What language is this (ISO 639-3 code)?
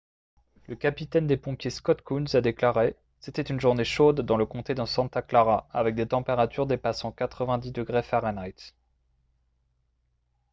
fra